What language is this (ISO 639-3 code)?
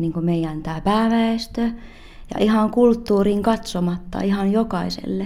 fin